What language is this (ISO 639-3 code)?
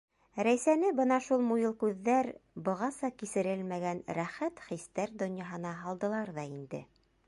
bak